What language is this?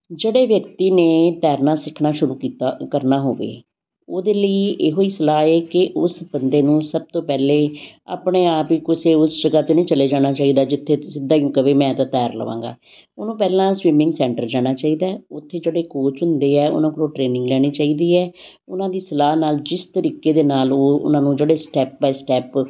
Punjabi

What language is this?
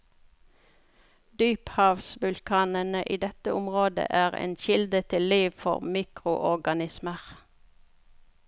Norwegian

